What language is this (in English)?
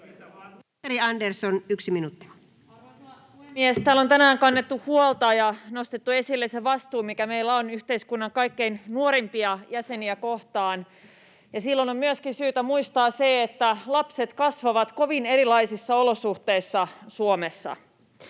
Finnish